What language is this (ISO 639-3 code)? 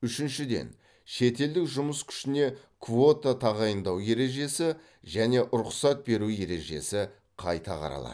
kaz